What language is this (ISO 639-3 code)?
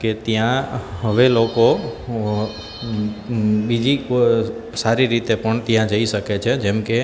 guj